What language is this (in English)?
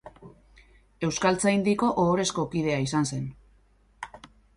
Basque